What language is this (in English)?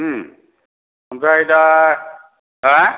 Bodo